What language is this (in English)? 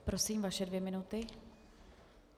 Czech